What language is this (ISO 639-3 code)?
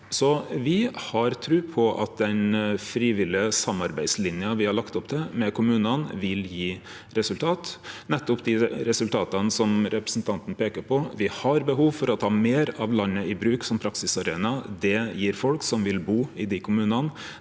nor